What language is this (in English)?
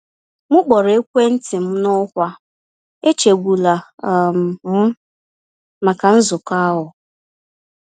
Igbo